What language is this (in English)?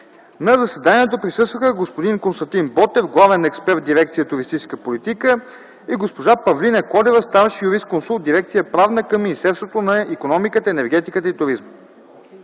Bulgarian